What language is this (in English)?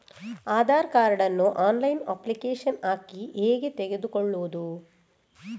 Kannada